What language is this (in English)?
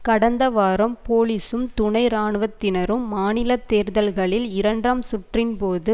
Tamil